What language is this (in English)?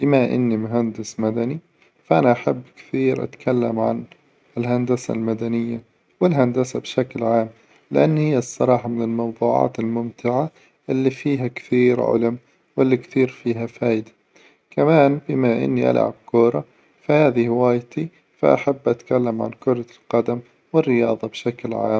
Hijazi Arabic